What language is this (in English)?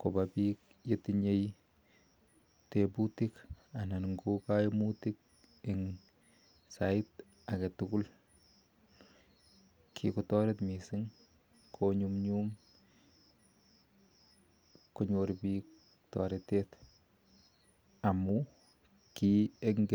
Kalenjin